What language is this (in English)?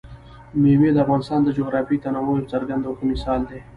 Pashto